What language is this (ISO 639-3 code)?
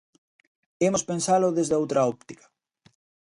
glg